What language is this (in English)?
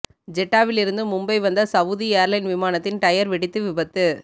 Tamil